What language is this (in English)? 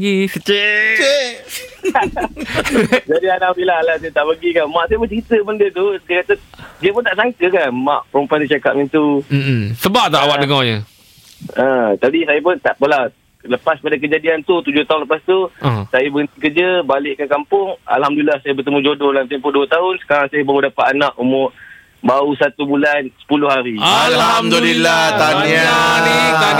Malay